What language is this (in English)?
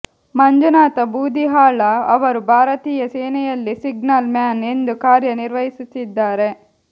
Kannada